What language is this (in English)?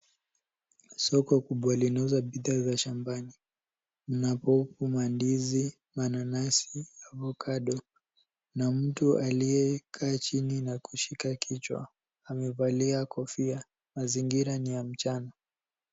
Swahili